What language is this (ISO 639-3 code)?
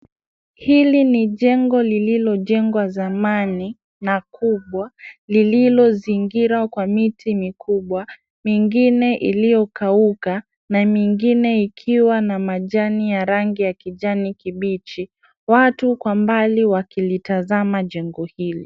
swa